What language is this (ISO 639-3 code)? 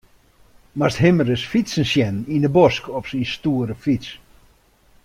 fry